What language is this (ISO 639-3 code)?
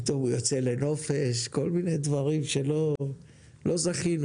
heb